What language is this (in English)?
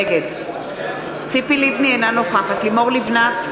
Hebrew